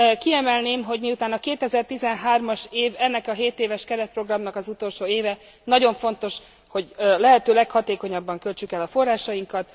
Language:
Hungarian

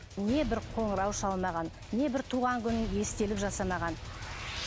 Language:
Kazakh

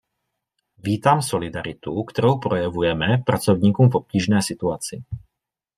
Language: Czech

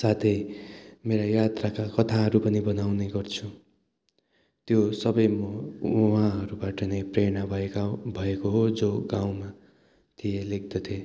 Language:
Nepali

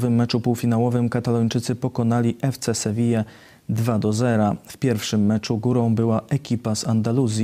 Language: Polish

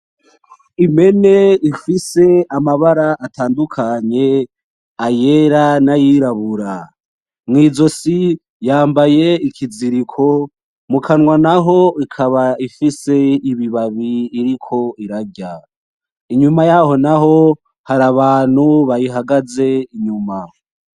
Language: Rundi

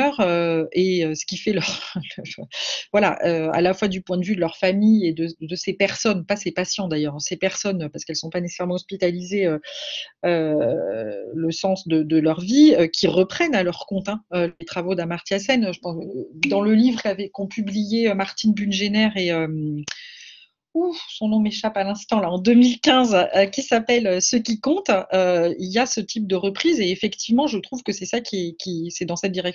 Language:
French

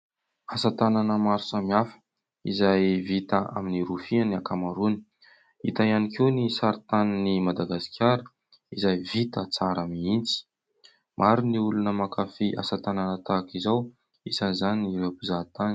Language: Malagasy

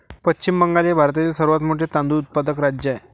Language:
Marathi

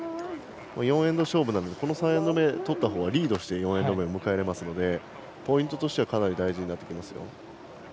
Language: Japanese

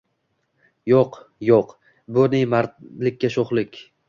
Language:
Uzbek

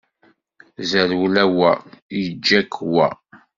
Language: Kabyle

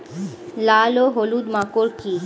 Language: Bangla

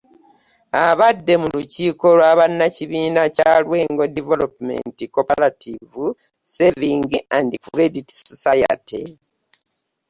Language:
Ganda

